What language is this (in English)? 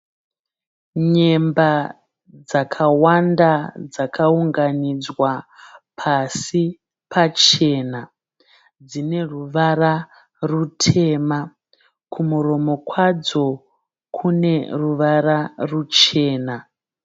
Shona